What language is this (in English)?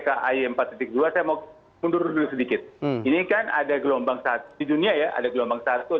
Indonesian